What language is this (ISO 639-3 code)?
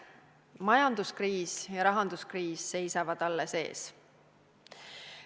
est